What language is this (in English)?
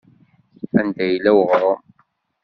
Kabyle